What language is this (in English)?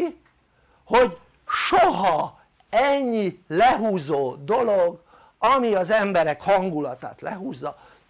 Hungarian